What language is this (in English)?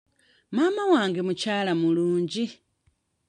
Ganda